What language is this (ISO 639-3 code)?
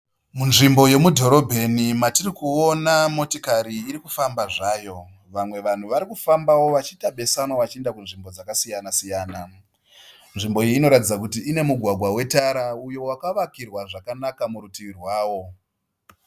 sna